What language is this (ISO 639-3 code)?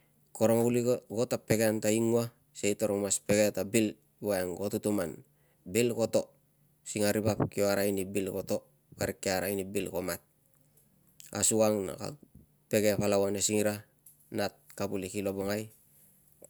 lcm